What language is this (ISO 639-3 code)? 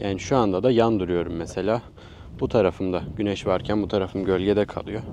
tur